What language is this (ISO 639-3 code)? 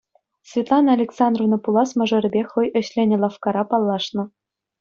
chv